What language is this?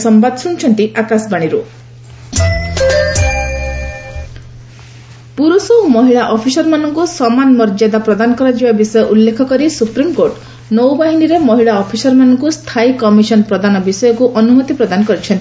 Odia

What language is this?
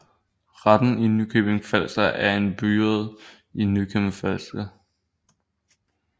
Danish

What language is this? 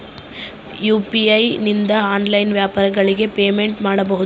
Kannada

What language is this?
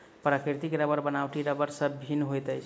Maithili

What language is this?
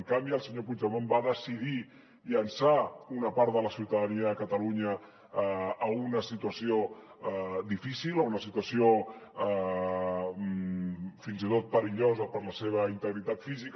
Catalan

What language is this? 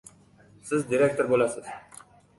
Uzbek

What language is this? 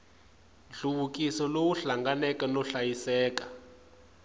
Tsonga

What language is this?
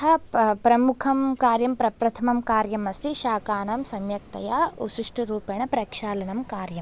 Sanskrit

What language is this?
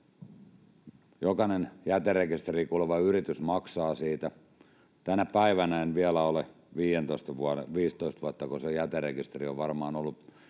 Finnish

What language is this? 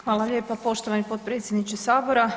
Croatian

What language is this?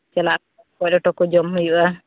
Santali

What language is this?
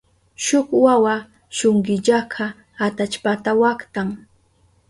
Southern Pastaza Quechua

